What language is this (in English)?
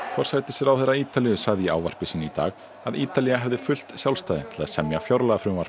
Icelandic